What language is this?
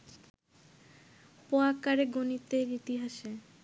Bangla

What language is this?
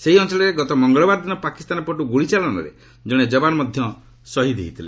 Odia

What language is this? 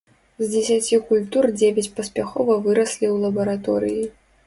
Belarusian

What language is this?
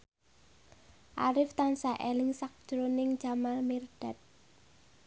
Javanese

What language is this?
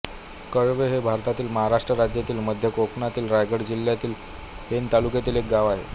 Marathi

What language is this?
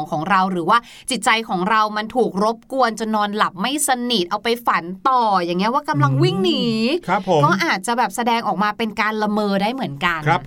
Thai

